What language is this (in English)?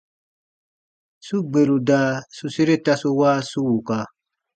Baatonum